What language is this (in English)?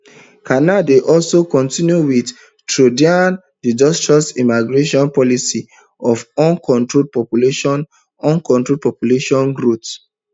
Nigerian Pidgin